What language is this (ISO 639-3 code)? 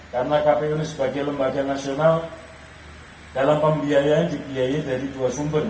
ind